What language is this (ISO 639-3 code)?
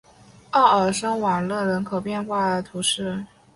zho